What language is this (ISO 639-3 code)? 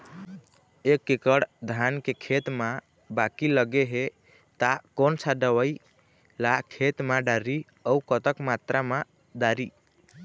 hne